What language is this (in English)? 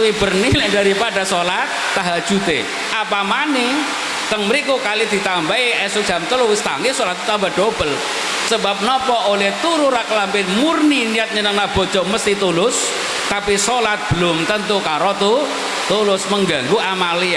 Indonesian